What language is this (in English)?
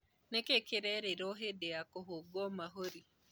Kikuyu